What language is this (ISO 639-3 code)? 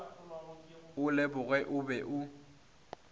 nso